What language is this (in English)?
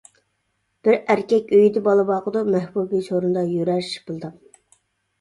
Uyghur